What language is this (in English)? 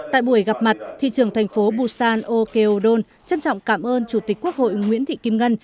Vietnamese